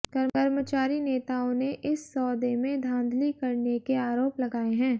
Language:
Hindi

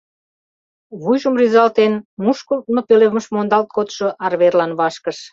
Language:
Mari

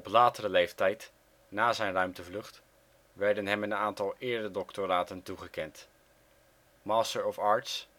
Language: Dutch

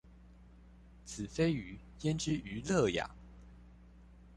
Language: Chinese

